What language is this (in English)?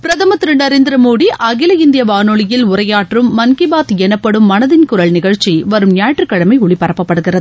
Tamil